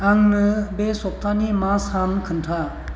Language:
Bodo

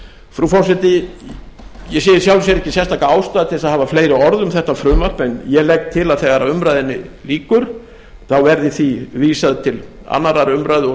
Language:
Icelandic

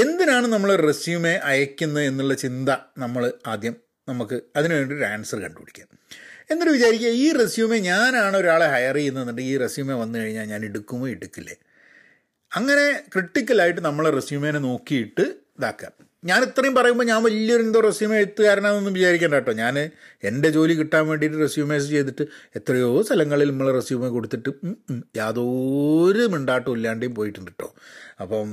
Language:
Malayalam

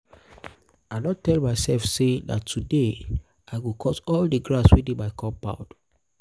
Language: Nigerian Pidgin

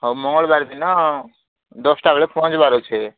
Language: Odia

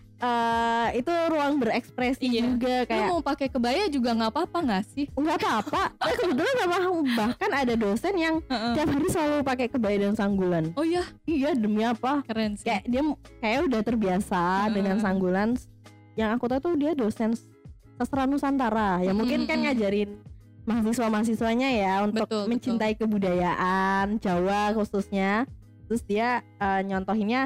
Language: Indonesian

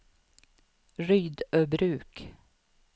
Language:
Swedish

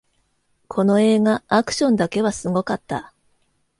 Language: Japanese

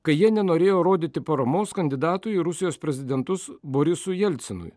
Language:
Lithuanian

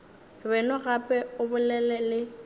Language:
Northern Sotho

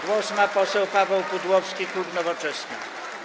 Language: Polish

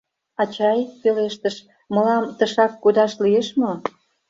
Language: Mari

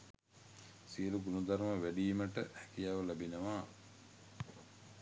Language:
Sinhala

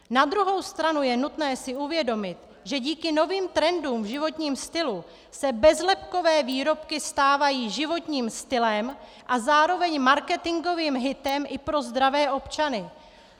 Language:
Czech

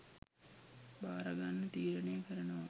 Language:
Sinhala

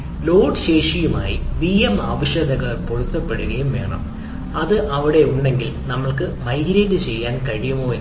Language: Malayalam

